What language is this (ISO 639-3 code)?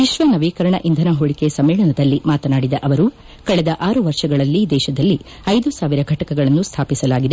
kan